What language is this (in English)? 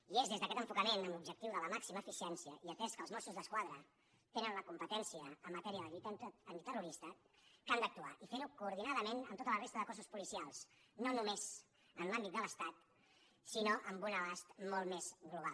Catalan